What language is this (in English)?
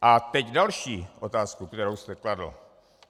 Czech